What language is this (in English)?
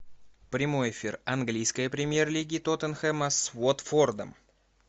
Russian